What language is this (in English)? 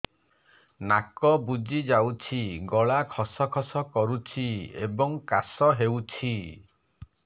Odia